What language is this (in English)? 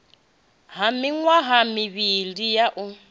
Venda